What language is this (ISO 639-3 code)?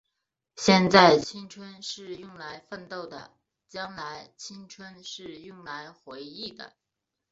zho